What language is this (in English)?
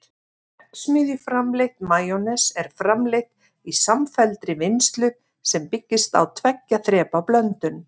Icelandic